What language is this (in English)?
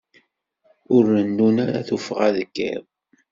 Kabyle